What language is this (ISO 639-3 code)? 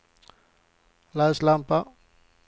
swe